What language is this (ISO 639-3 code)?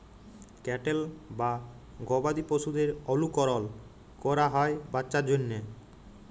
ben